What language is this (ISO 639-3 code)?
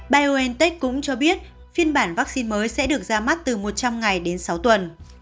vie